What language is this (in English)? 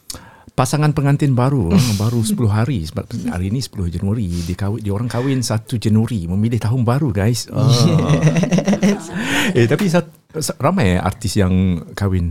Malay